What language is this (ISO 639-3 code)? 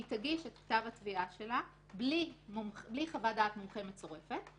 heb